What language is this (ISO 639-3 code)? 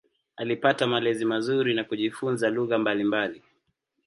swa